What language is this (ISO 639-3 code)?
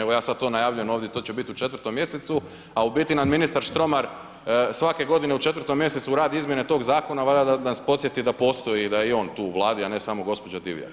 hrv